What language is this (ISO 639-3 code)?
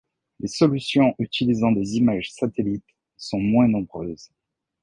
fra